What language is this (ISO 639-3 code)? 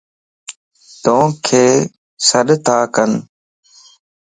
lss